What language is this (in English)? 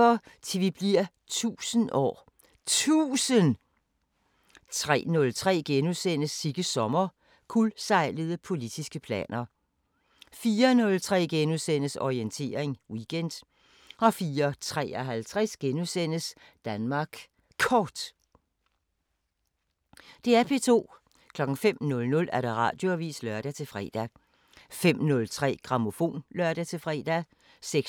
Danish